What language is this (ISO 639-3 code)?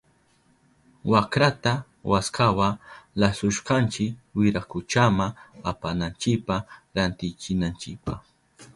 qup